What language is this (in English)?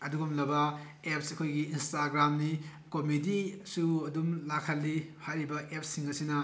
Manipuri